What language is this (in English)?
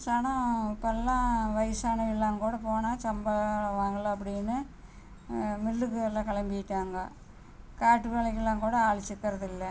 Tamil